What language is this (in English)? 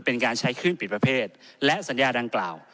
Thai